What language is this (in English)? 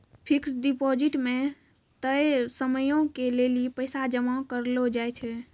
Maithili